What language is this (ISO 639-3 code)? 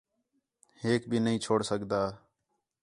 xhe